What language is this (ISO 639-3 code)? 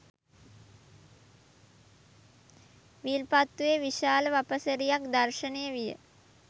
sin